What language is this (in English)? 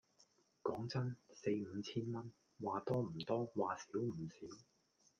Cantonese